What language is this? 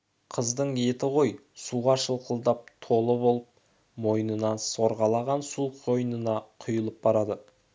Kazakh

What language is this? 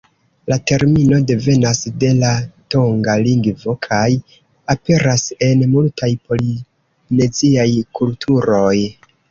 Esperanto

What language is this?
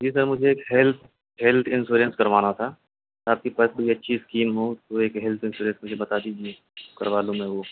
Urdu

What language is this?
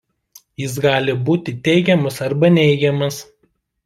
Lithuanian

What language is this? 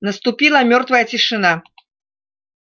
Russian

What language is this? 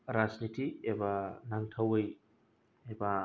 Bodo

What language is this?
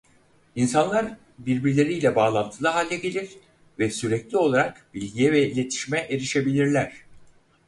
Turkish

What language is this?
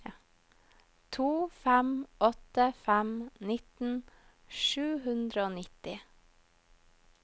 Norwegian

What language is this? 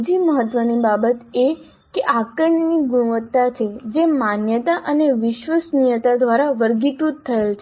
Gujarati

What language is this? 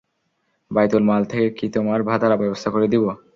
Bangla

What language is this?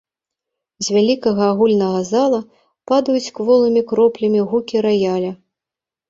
Belarusian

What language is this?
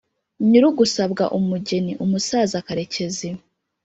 Kinyarwanda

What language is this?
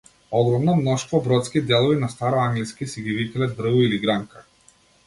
Macedonian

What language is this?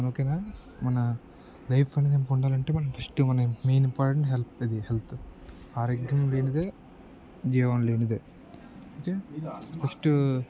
Telugu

